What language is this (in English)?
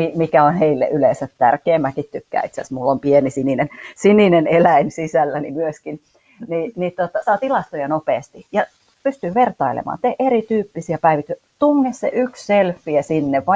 Finnish